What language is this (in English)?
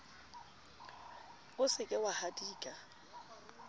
Southern Sotho